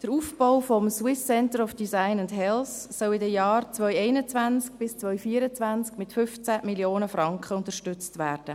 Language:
Swiss German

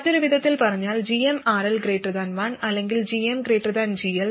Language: Malayalam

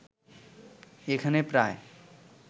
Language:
Bangla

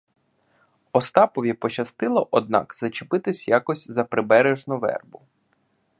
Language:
Ukrainian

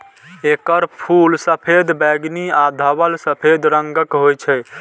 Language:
Maithili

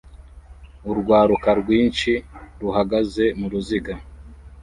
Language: Kinyarwanda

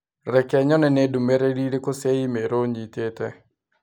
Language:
Kikuyu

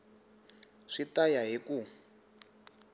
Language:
Tsonga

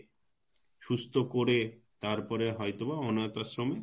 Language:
Bangla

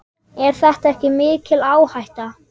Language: Icelandic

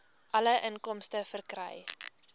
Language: Afrikaans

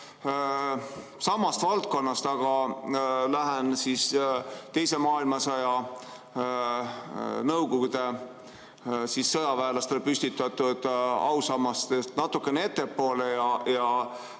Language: Estonian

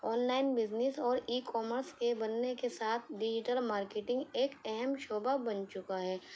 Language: Urdu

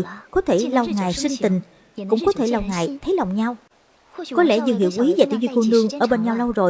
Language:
Vietnamese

